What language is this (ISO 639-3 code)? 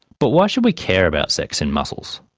eng